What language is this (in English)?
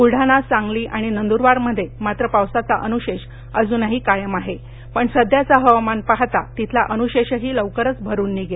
Marathi